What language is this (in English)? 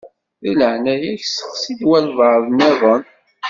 Kabyle